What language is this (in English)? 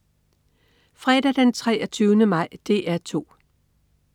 Danish